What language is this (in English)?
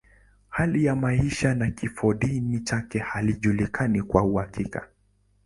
Swahili